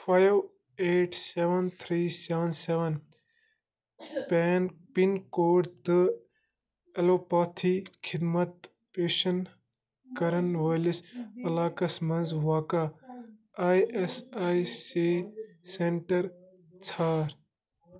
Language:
Kashmiri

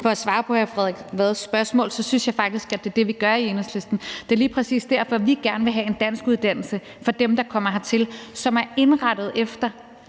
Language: Danish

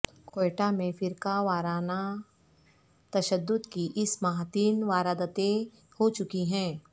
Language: Urdu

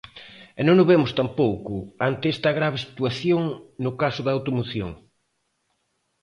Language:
Galician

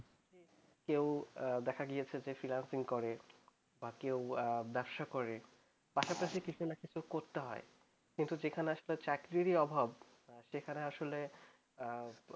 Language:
Bangla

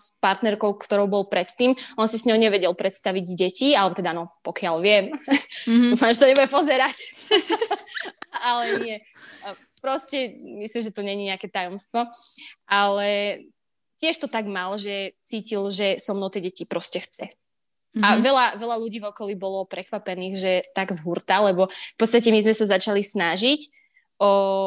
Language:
Slovak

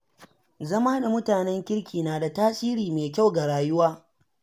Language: Hausa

